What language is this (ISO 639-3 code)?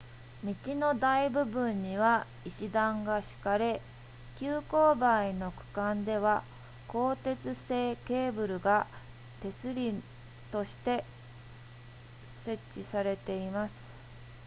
jpn